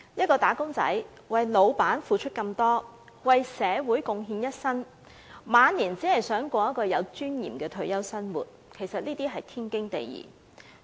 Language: Cantonese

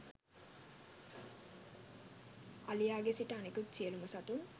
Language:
Sinhala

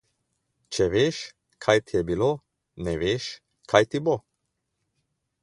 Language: Slovenian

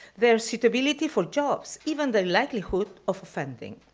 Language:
English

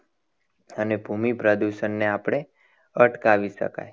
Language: Gujarati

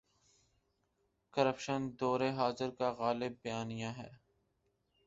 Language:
Urdu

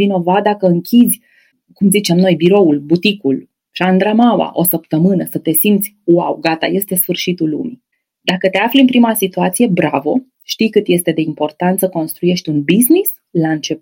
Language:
Romanian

